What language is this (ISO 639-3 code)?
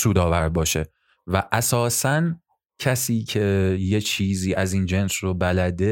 fas